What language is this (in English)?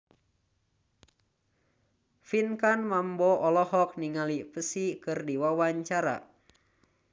Sundanese